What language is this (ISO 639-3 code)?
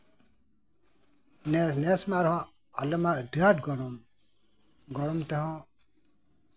sat